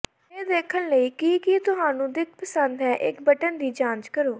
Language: Punjabi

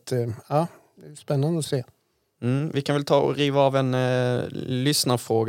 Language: Swedish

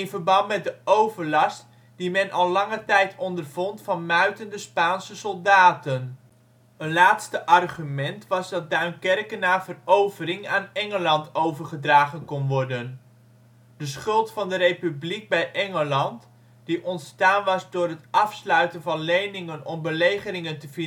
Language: Dutch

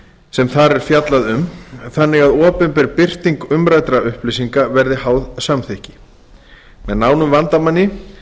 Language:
Icelandic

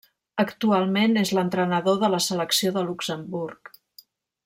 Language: Catalan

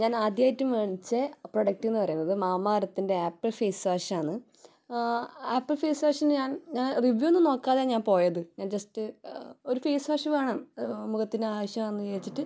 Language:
Malayalam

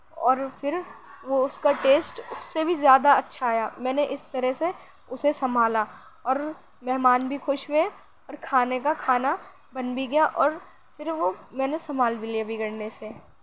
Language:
Urdu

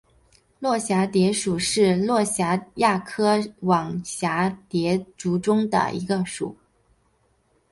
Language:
Chinese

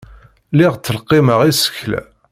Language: Kabyle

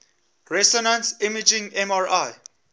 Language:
English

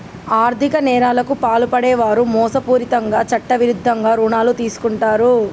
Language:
Telugu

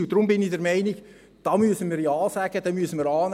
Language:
Swiss German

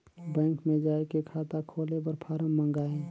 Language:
Chhattisgarhi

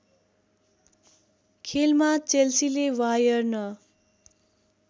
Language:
Nepali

